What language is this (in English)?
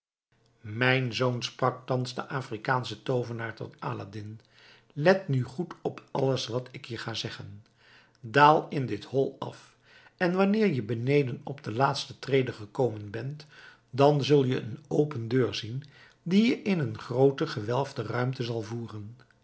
Dutch